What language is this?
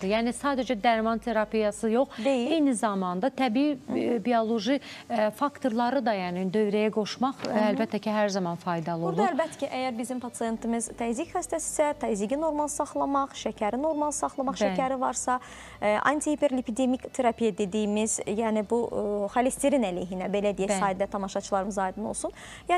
Turkish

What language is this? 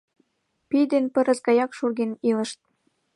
Mari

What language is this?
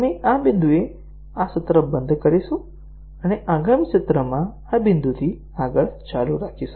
Gujarati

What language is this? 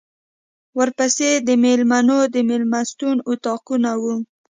Pashto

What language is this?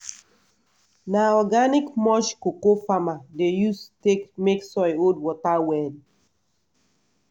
Nigerian Pidgin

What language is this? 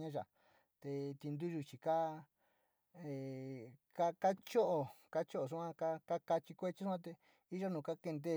Sinicahua Mixtec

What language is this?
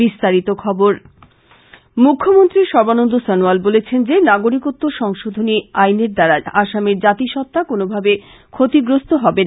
Bangla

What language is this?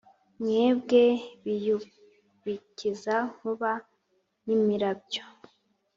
Kinyarwanda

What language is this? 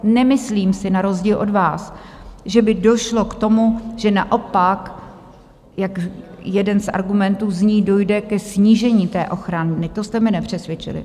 Czech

